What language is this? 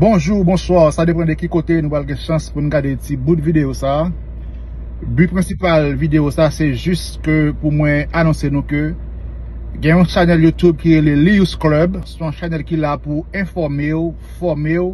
French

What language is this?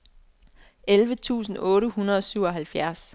Danish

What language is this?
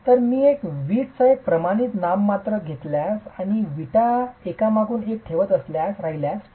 Marathi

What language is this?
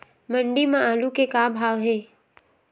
Chhattisgarhi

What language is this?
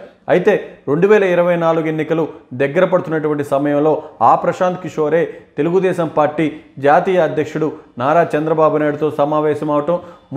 Telugu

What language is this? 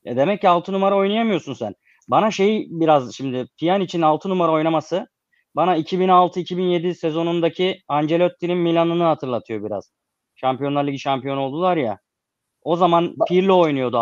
Turkish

